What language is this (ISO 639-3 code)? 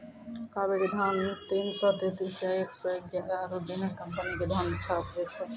mai